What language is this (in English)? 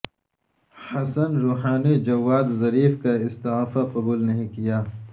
Urdu